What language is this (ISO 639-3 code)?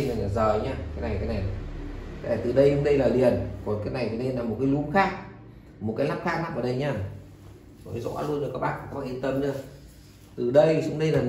vie